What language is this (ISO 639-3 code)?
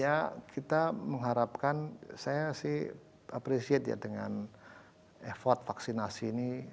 ind